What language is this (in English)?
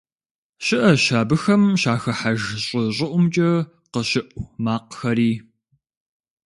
Kabardian